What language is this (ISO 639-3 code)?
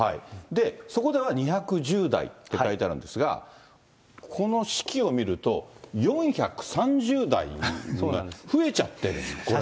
jpn